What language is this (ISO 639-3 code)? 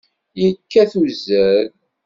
kab